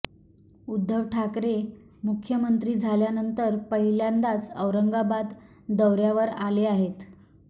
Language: Marathi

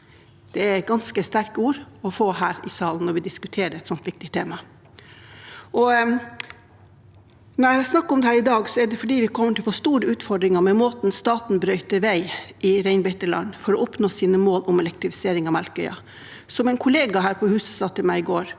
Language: Norwegian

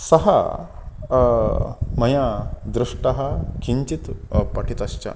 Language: Sanskrit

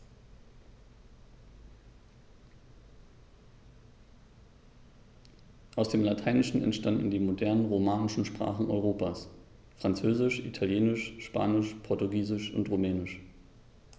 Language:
German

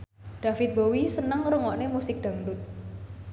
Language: Javanese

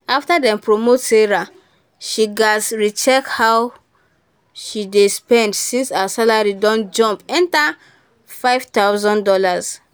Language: Nigerian Pidgin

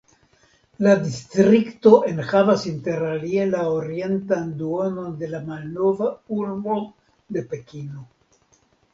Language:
Esperanto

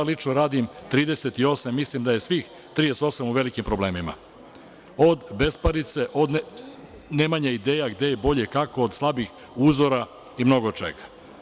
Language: Serbian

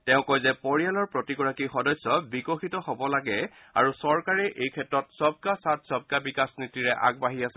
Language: Assamese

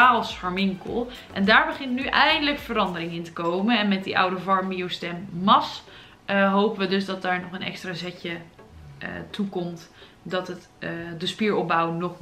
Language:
Dutch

